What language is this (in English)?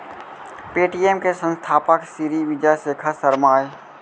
Chhattisgarhi